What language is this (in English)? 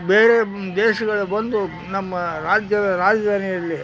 Kannada